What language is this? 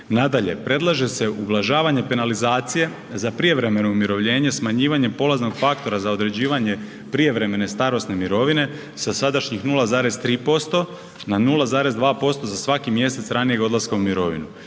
Croatian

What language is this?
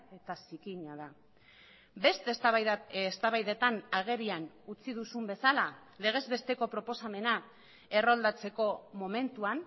Basque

